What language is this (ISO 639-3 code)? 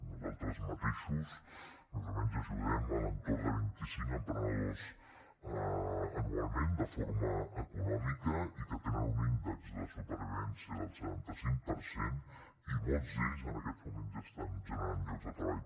cat